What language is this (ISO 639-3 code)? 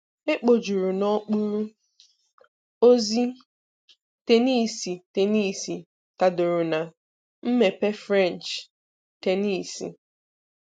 ibo